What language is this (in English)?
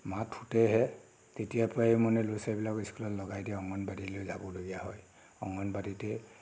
Assamese